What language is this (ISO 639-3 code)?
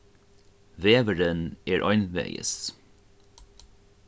fao